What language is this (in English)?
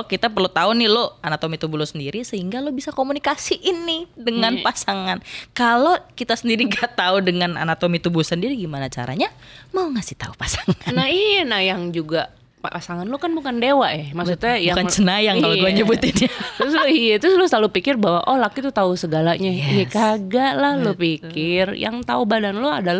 Indonesian